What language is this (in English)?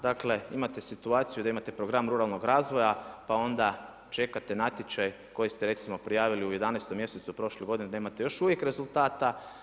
Croatian